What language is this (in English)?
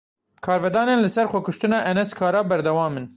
Kurdish